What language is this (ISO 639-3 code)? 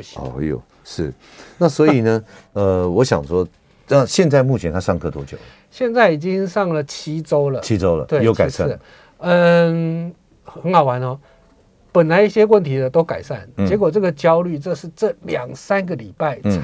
zho